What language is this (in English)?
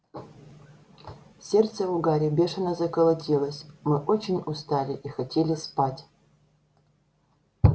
Russian